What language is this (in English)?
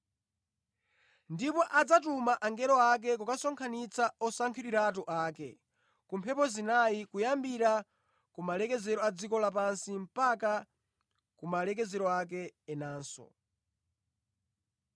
Nyanja